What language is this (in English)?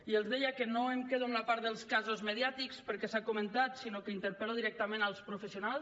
Catalan